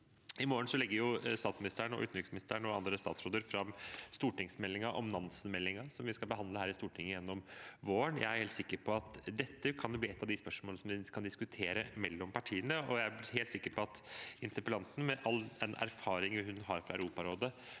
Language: Norwegian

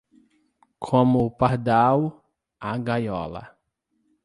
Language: Portuguese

